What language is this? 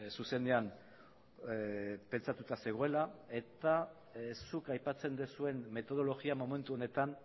Basque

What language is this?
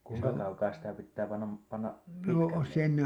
Finnish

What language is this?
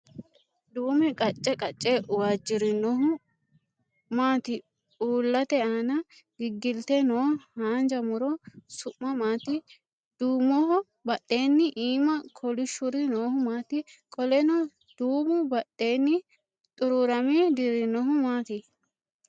Sidamo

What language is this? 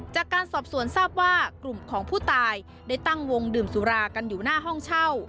Thai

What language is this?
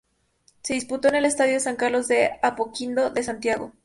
Spanish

